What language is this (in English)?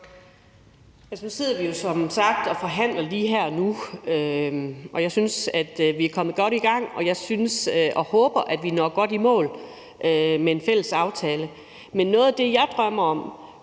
Danish